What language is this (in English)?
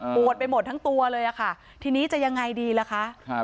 Thai